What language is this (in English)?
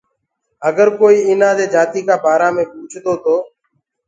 Gurgula